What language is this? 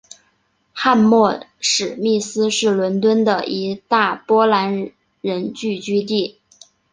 Chinese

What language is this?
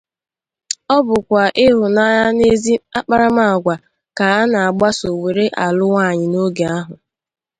Igbo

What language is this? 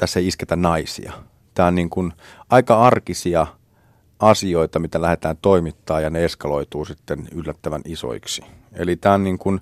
Finnish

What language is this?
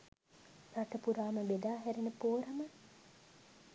Sinhala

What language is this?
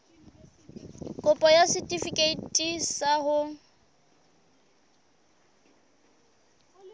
Southern Sotho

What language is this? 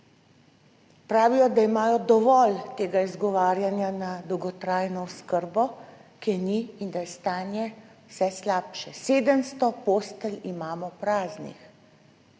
Slovenian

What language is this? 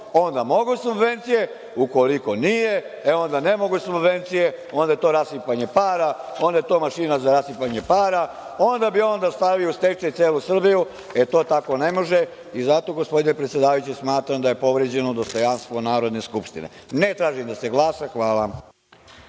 Serbian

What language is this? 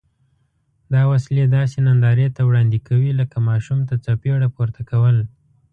Pashto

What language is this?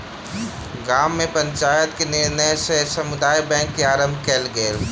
Maithili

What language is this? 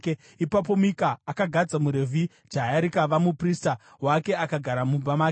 Shona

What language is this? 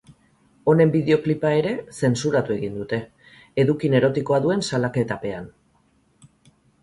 Basque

